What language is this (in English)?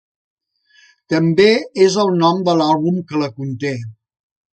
Catalan